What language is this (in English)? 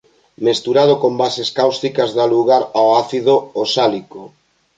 Galician